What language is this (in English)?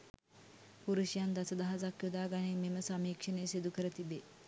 Sinhala